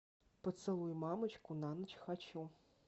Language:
Russian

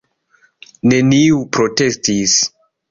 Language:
Esperanto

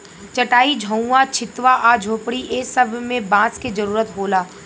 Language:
Bhojpuri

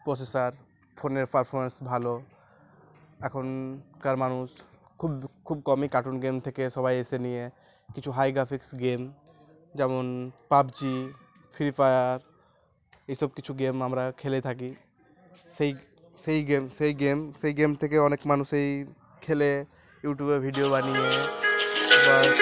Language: Bangla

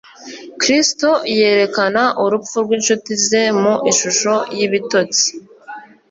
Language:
Kinyarwanda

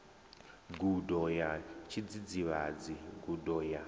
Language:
Venda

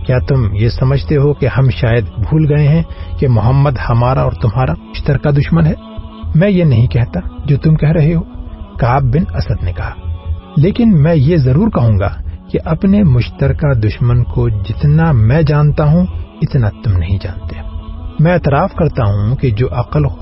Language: Urdu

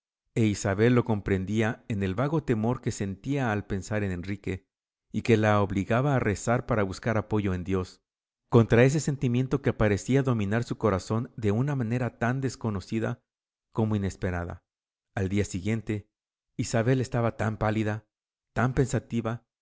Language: Spanish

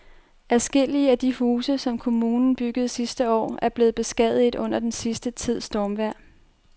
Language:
Danish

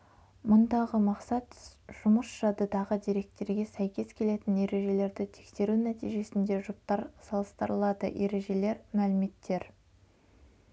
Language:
Kazakh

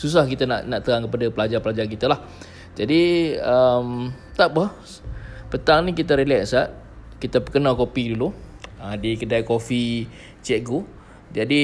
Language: Malay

